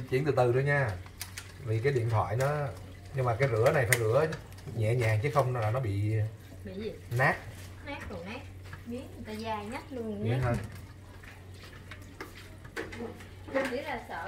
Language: Vietnamese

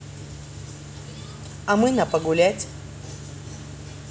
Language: Russian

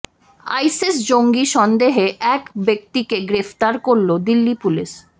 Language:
Bangla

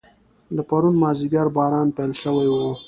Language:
Pashto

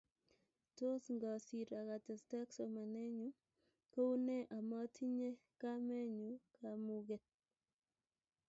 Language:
Kalenjin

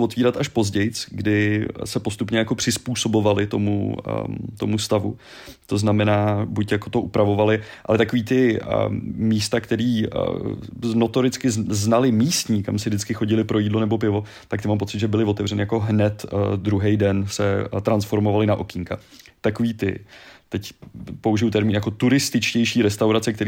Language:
Czech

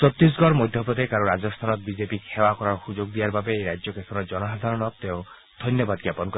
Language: Assamese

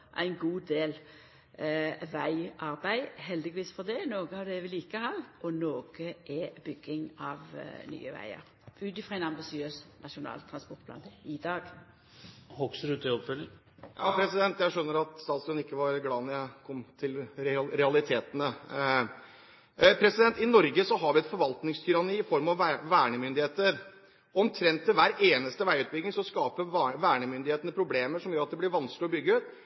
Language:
Norwegian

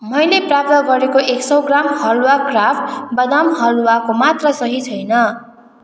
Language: Nepali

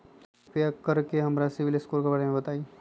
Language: Magahi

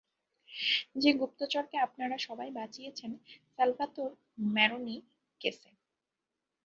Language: Bangla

